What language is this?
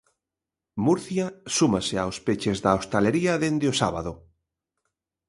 Galician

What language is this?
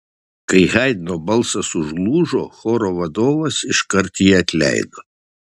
Lithuanian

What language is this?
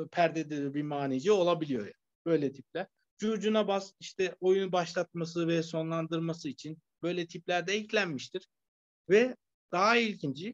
Turkish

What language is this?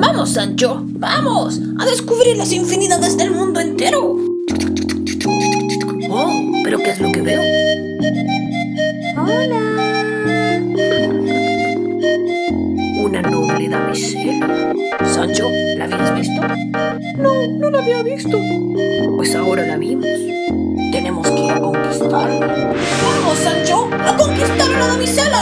Spanish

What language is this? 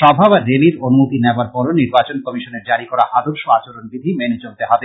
Bangla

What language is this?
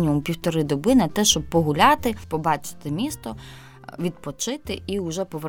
Ukrainian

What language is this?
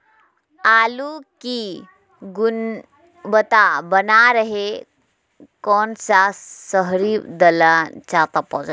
Magahi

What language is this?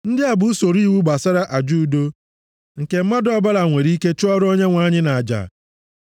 Igbo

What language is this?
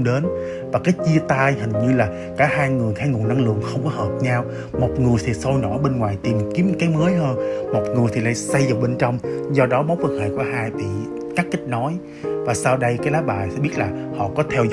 Vietnamese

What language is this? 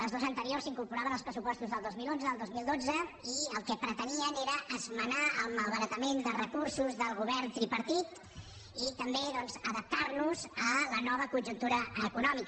Catalan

